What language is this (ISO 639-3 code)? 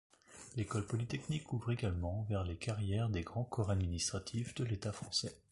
fra